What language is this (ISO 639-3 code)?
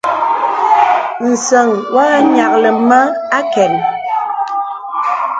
beb